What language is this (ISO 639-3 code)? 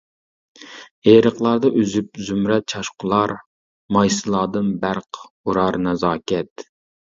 uig